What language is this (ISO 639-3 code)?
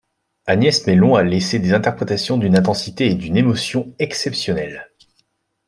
fra